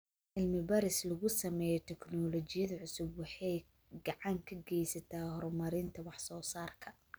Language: Somali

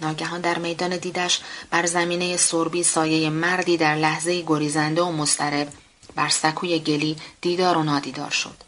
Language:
Persian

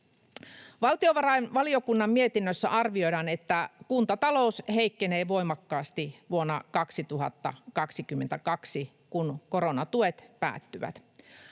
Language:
Finnish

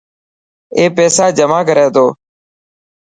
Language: Dhatki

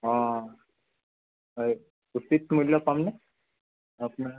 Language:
Assamese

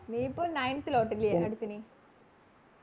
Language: Malayalam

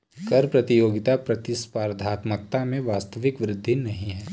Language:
Hindi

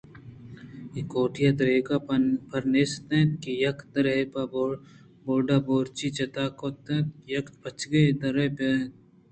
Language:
Eastern Balochi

